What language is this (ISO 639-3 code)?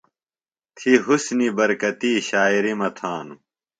phl